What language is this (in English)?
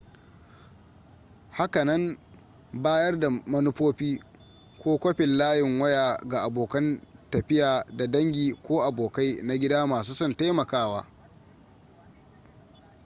Hausa